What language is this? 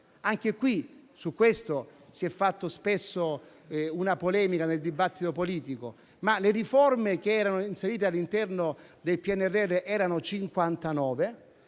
Italian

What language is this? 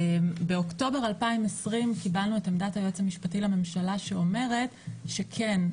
Hebrew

